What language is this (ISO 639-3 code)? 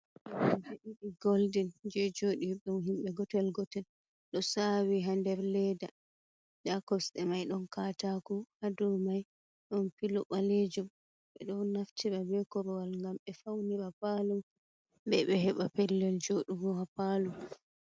ful